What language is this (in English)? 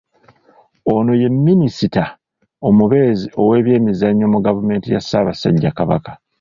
Ganda